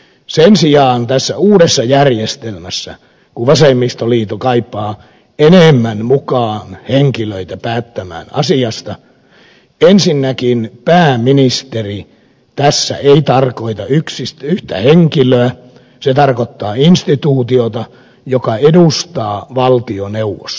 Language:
Finnish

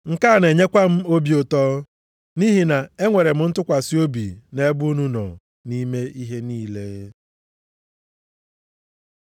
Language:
Igbo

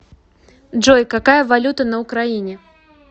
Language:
Russian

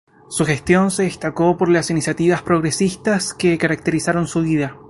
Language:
Spanish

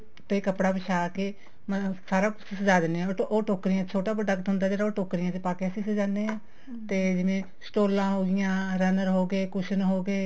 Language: Punjabi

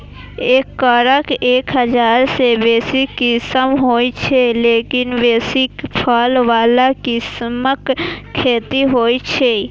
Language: Maithili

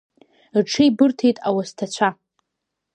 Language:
Abkhazian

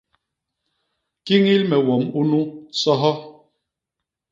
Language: Basaa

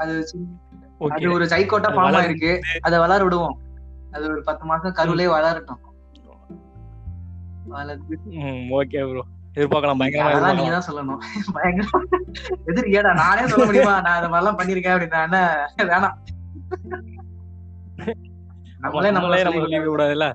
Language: Tamil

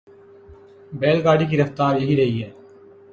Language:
Urdu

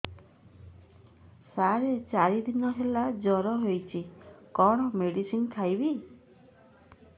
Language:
Odia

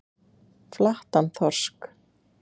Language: Icelandic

